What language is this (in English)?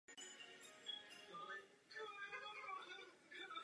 Czech